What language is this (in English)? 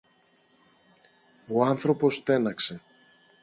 Greek